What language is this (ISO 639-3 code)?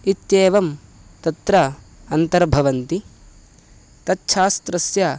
san